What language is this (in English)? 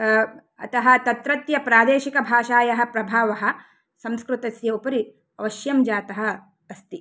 Sanskrit